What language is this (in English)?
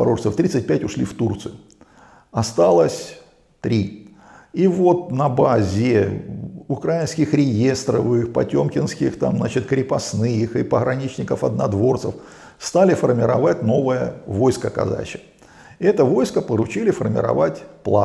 Russian